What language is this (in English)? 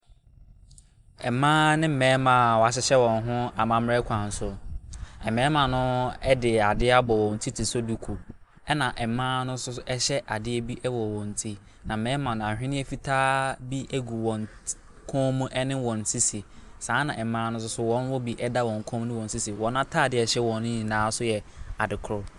Akan